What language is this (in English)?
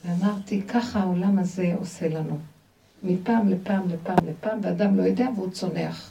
Hebrew